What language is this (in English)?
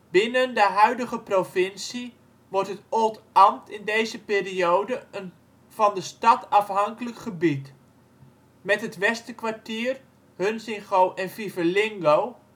Dutch